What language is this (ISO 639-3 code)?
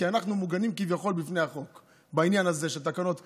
heb